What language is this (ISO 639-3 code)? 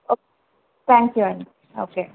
tel